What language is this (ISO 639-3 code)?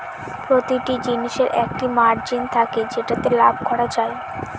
ben